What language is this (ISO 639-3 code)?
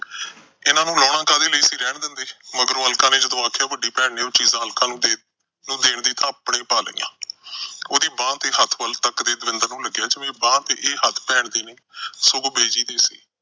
pan